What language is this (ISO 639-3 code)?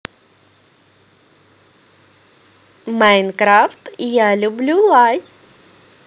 rus